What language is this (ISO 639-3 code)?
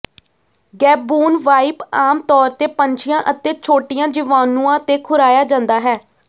pan